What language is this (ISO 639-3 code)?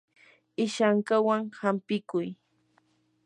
qur